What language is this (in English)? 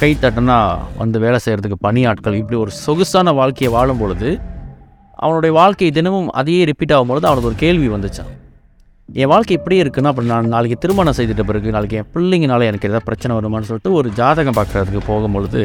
Tamil